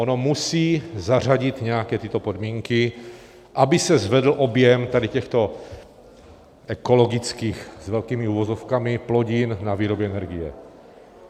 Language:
Czech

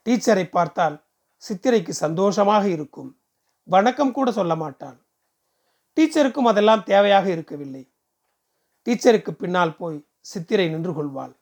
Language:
Tamil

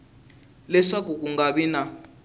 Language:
Tsonga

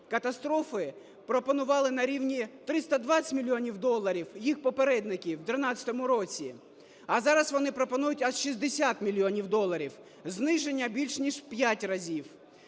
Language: Ukrainian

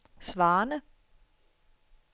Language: Danish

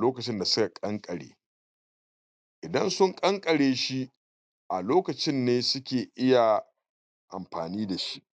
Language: Hausa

